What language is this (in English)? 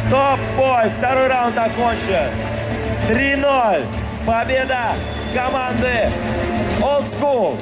Russian